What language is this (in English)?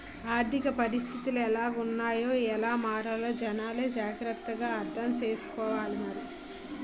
Telugu